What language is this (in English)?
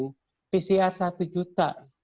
Indonesian